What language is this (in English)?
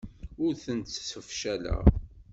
Kabyle